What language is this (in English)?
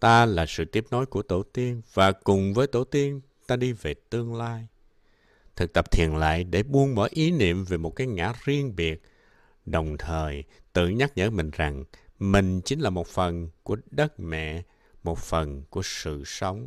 Vietnamese